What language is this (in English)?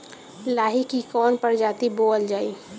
Bhojpuri